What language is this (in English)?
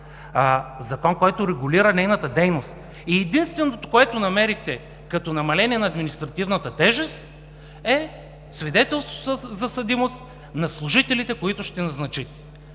Bulgarian